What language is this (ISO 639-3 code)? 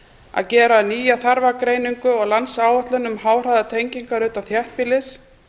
isl